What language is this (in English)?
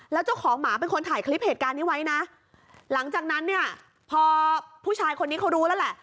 Thai